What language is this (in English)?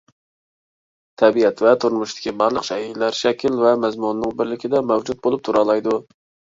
Uyghur